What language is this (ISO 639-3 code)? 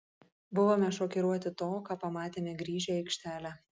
lit